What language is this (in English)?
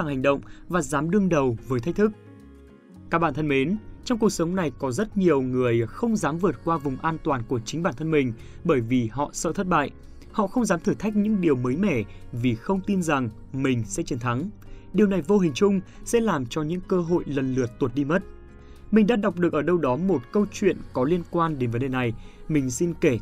Vietnamese